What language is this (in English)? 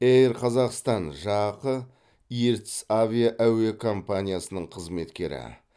Kazakh